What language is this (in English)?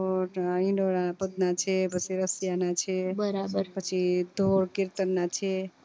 Gujarati